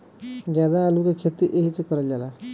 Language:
Bhojpuri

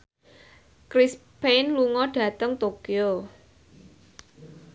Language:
Javanese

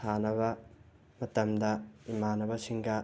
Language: Manipuri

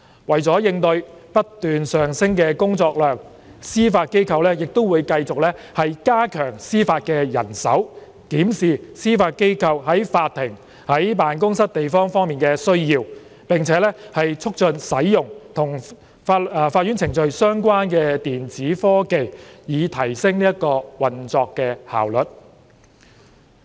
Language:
Cantonese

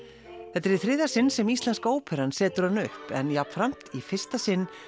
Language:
Icelandic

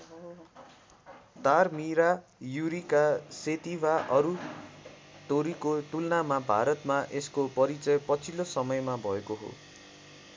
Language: Nepali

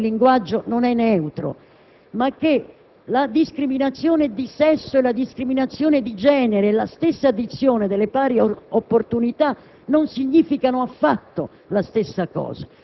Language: Italian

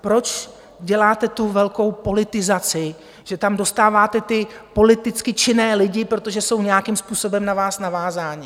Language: Czech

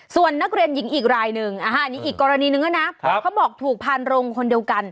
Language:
Thai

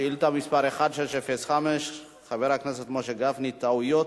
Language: Hebrew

